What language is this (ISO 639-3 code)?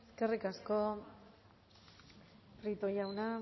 eus